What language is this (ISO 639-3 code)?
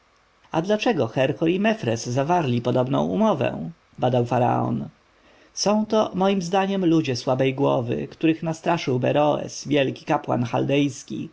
pol